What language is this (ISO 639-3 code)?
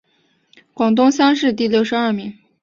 zho